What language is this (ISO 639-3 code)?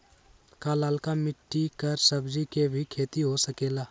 mag